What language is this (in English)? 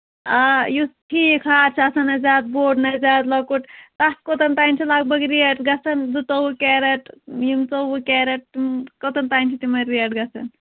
Kashmiri